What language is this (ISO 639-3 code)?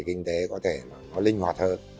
vie